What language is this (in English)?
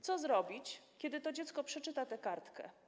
Polish